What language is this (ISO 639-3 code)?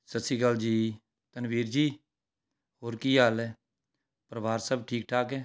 pan